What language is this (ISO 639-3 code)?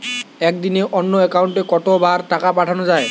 ben